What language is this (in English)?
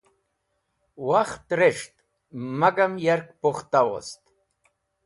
Wakhi